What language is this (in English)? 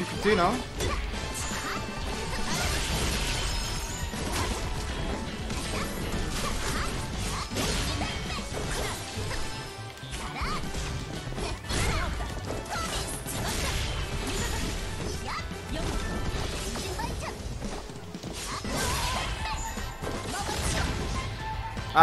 French